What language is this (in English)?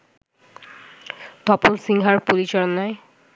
Bangla